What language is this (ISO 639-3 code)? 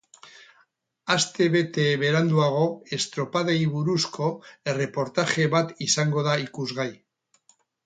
eus